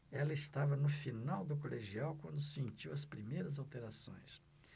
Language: Portuguese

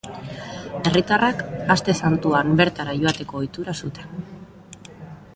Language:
Basque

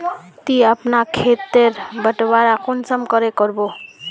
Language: Magahi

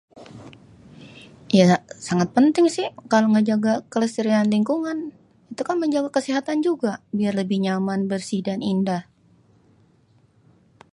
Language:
Betawi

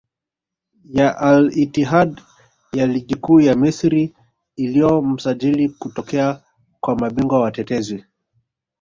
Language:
Swahili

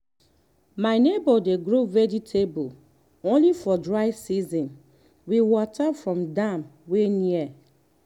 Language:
Nigerian Pidgin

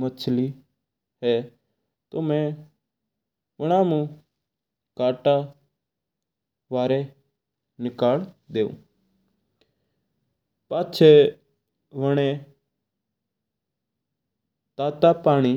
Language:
Mewari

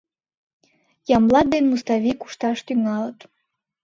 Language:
Mari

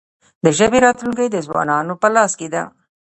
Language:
Pashto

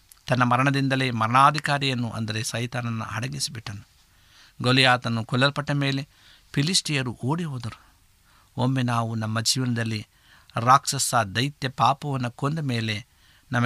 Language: Kannada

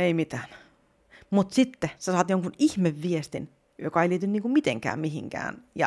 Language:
Finnish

